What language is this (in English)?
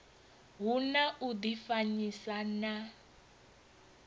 Venda